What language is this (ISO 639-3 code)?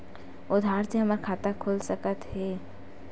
hne